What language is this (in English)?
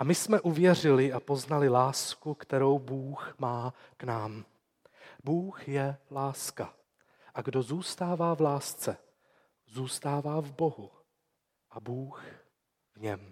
Czech